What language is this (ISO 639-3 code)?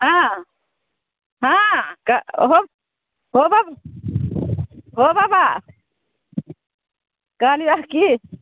mai